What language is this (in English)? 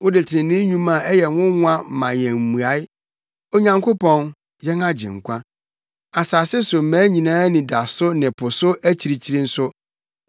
Akan